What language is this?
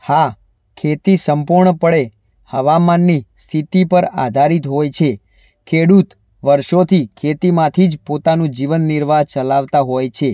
Gujarati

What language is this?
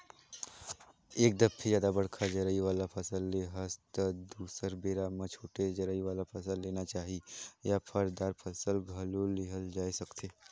Chhattisgarhi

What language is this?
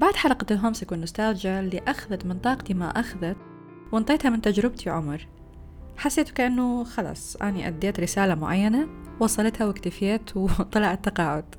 Arabic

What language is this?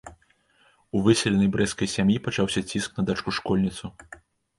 Belarusian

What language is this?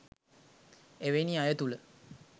Sinhala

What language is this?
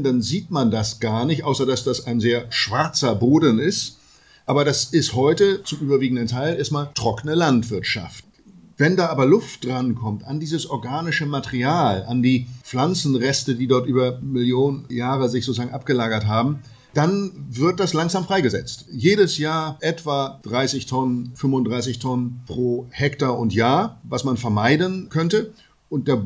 German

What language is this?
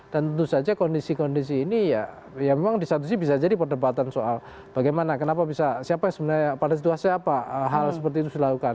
Indonesian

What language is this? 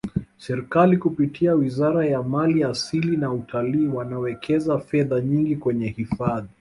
Swahili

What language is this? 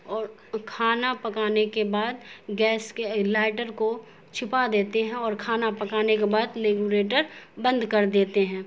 Urdu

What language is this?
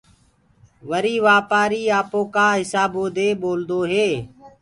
Gurgula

